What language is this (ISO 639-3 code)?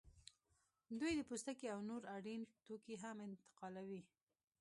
pus